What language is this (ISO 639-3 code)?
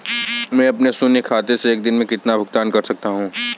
hin